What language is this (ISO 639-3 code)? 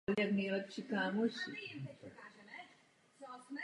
ces